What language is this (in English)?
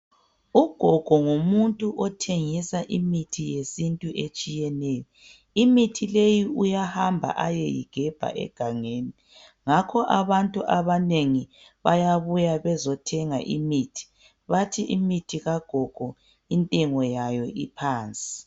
North Ndebele